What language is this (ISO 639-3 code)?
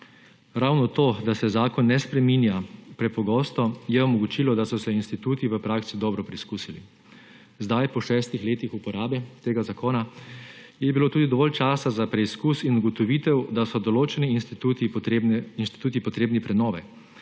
slv